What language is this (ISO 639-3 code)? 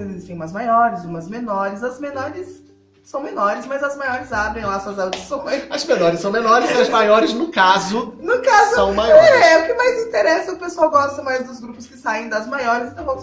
por